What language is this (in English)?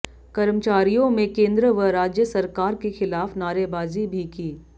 Hindi